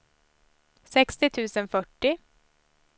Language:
Swedish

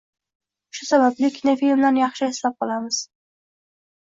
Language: Uzbek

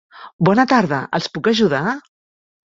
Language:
Catalan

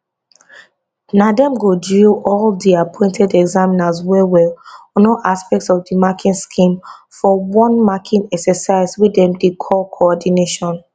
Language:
Nigerian Pidgin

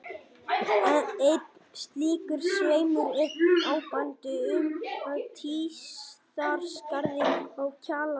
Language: Icelandic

